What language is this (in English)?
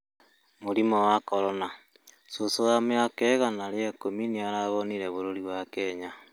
Kikuyu